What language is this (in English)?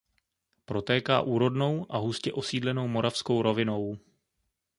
Czech